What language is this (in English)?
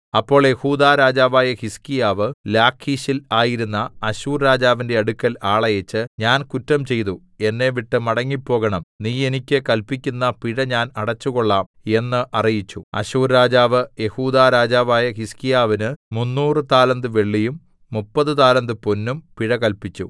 Malayalam